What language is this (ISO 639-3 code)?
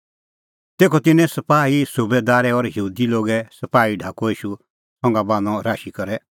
kfx